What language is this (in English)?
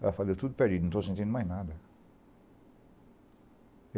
Portuguese